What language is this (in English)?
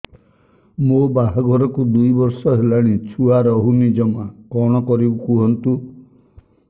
Odia